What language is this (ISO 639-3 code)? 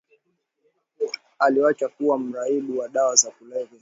swa